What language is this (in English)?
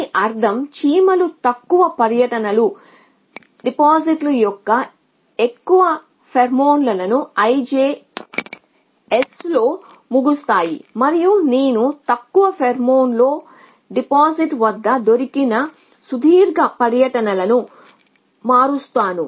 Telugu